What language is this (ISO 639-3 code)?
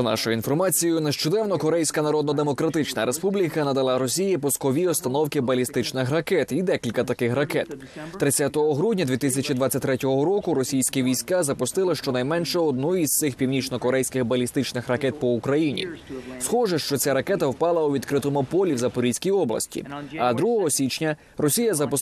ukr